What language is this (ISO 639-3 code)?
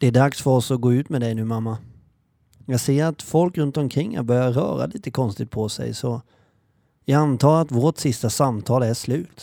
swe